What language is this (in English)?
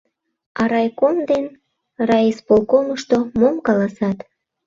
Mari